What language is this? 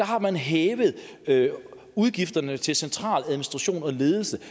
Danish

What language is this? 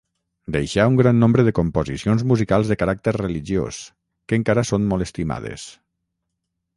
Catalan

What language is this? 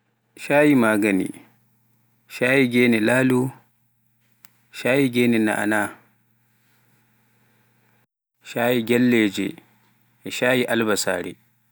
Pular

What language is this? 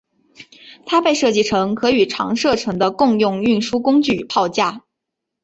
Chinese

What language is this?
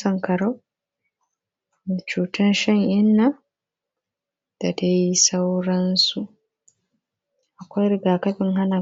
Hausa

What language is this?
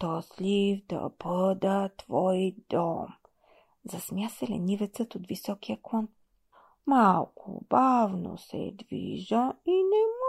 Bulgarian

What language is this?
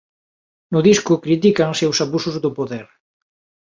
Galician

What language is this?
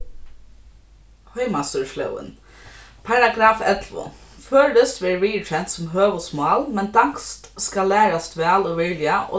Faroese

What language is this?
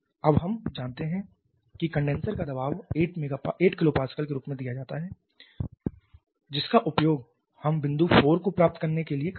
Hindi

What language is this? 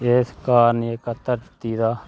Dogri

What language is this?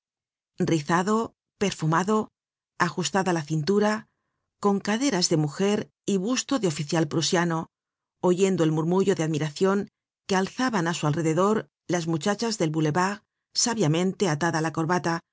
Spanish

